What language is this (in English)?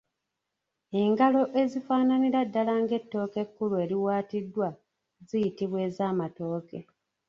Ganda